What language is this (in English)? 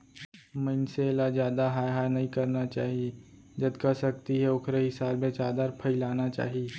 Chhattisgarhi